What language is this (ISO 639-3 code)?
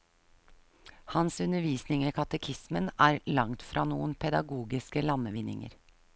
nor